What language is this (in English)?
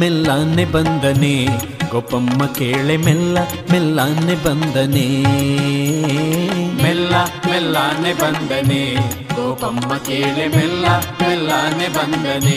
Kannada